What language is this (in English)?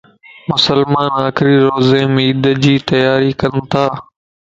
Lasi